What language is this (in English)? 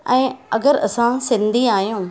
Sindhi